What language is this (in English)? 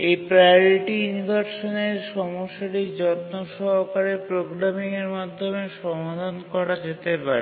Bangla